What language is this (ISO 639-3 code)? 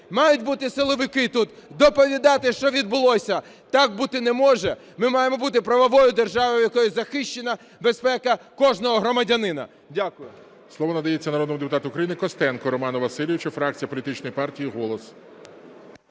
ukr